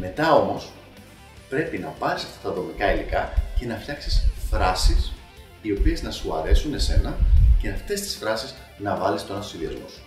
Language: Greek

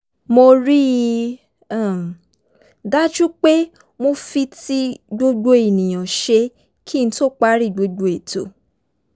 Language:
Yoruba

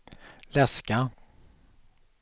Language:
Swedish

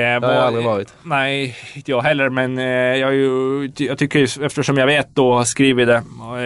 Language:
Swedish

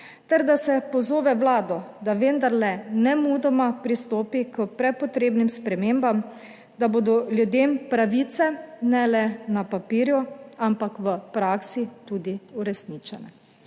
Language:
Slovenian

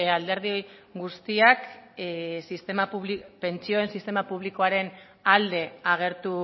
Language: Basque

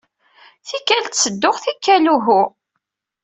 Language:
Kabyle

